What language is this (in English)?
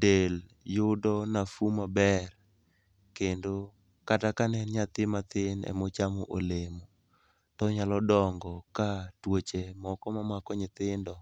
Luo (Kenya and Tanzania)